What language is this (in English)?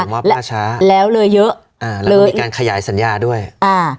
Thai